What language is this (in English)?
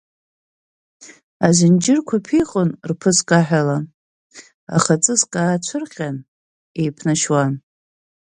Abkhazian